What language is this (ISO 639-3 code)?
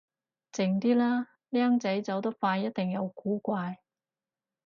yue